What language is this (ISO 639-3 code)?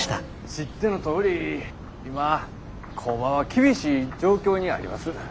jpn